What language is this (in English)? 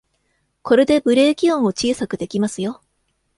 Japanese